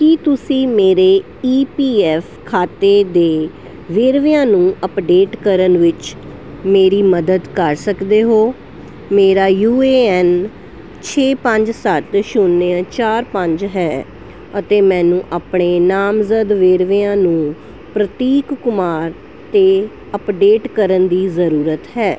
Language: Punjabi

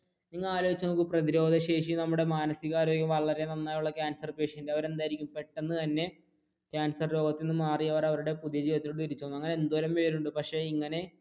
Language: Malayalam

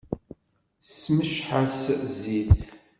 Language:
Kabyle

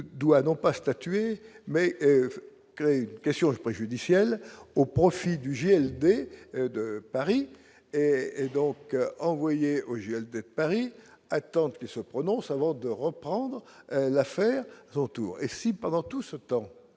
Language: French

